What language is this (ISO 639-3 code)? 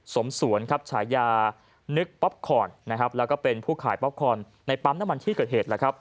tha